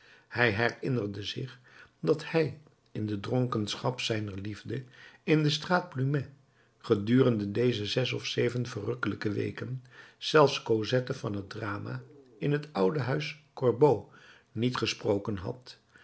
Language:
Dutch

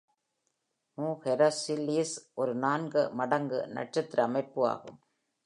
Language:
Tamil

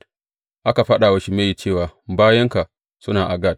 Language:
Hausa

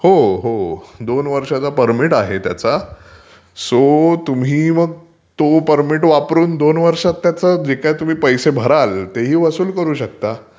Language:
Marathi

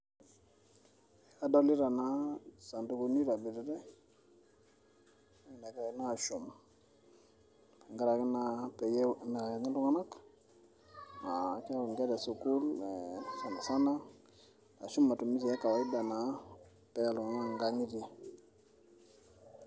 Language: Masai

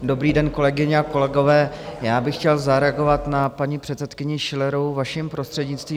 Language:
Czech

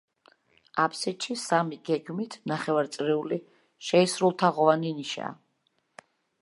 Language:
Georgian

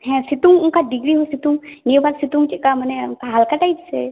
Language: Santali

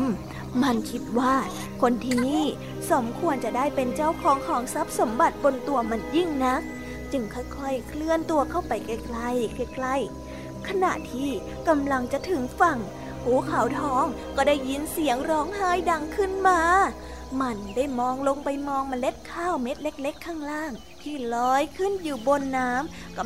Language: Thai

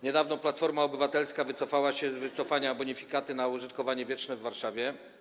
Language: Polish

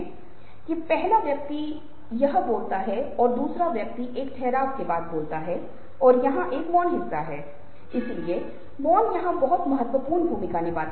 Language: Hindi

